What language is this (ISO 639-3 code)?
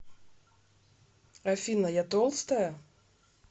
rus